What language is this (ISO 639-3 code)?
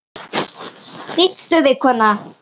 isl